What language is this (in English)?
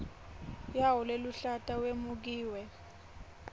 Swati